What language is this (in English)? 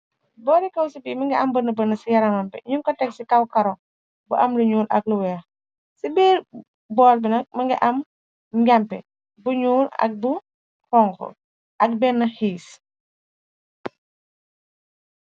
Wolof